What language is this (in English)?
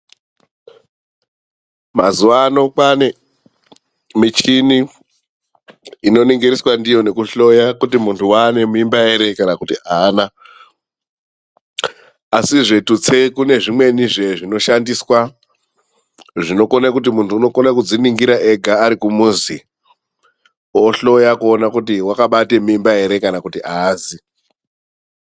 Ndau